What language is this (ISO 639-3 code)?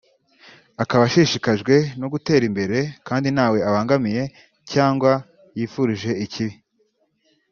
kin